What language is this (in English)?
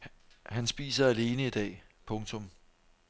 Danish